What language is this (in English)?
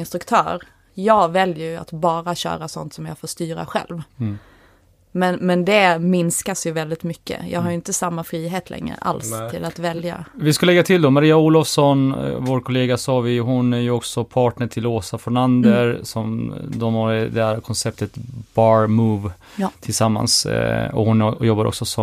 Swedish